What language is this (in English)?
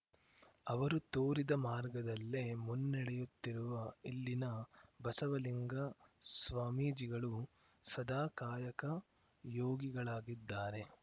Kannada